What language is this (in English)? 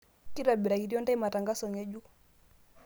Masai